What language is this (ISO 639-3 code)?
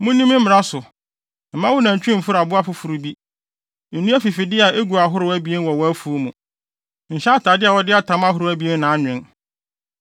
aka